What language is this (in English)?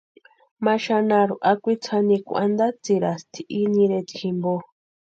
Western Highland Purepecha